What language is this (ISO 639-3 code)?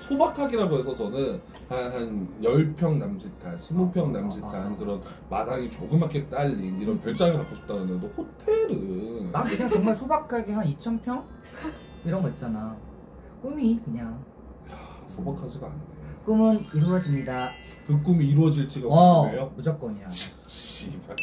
kor